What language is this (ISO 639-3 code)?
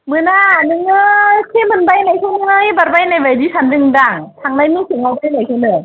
brx